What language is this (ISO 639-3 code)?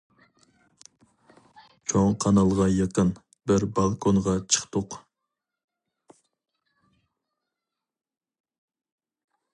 uig